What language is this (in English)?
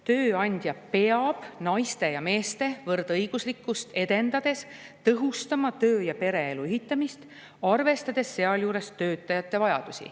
Estonian